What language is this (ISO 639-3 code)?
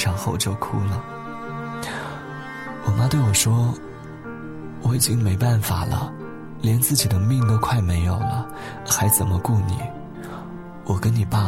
zho